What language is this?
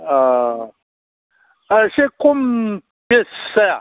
Bodo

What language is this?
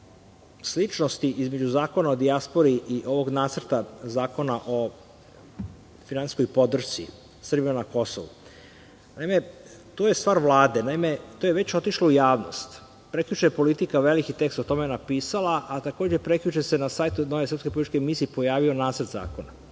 Serbian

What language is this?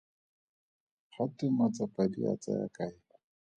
Tswana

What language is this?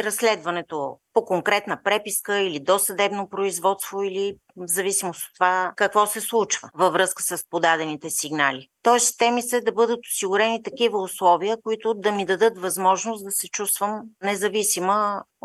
Bulgarian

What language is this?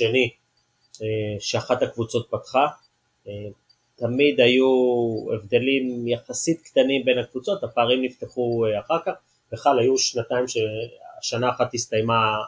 Hebrew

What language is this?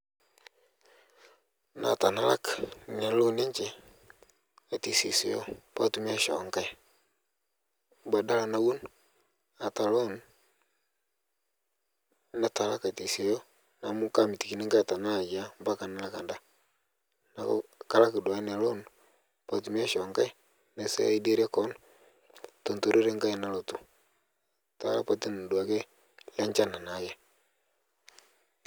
Masai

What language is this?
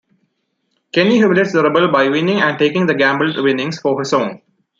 English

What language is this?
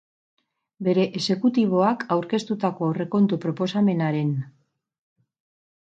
Basque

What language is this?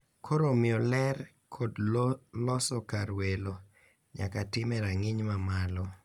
Luo (Kenya and Tanzania)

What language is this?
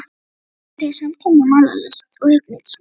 Icelandic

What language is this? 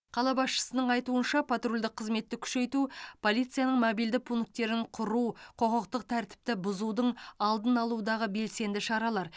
Kazakh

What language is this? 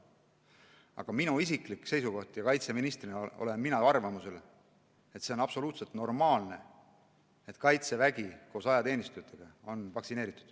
Estonian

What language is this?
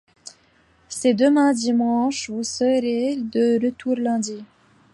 French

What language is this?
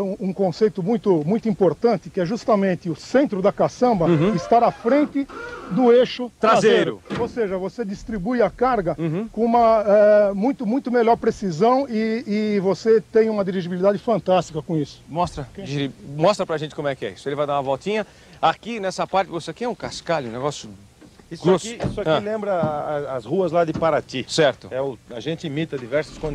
Portuguese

